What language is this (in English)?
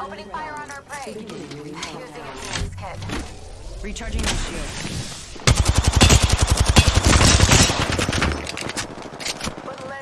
English